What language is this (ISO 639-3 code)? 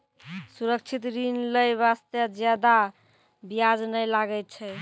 mai